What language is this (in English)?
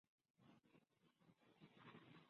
Chinese